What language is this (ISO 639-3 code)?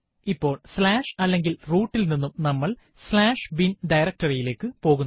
mal